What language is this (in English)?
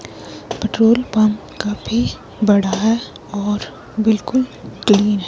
Hindi